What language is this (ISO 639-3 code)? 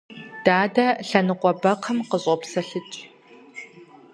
kbd